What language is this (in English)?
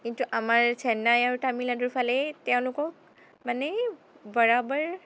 Assamese